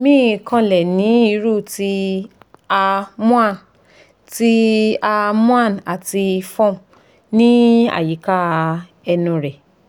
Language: Yoruba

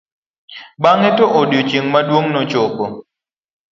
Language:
Luo (Kenya and Tanzania)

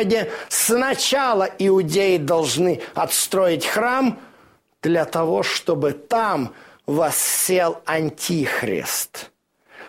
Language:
Russian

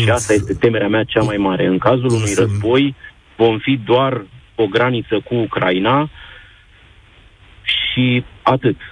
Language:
Romanian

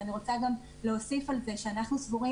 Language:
Hebrew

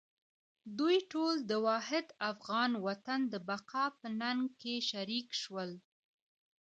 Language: Pashto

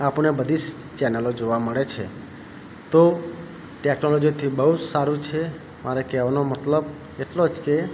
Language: Gujarati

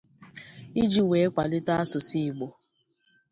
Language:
Igbo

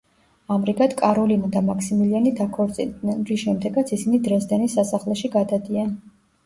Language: Georgian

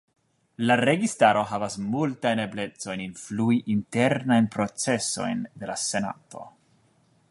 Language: Esperanto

